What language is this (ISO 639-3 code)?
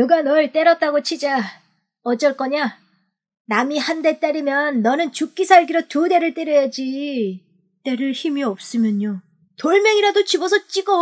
kor